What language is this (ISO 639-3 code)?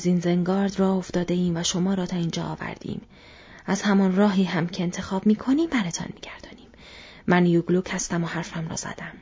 fas